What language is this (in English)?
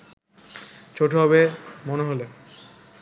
Bangla